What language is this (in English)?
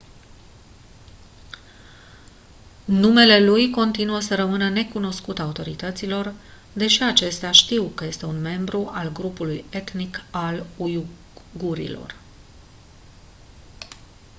Romanian